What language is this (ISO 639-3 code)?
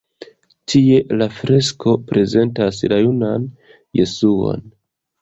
epo